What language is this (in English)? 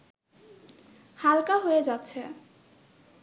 Bangla